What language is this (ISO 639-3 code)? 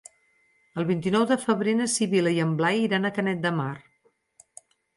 cat